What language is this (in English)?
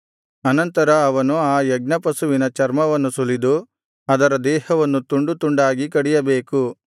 Kannada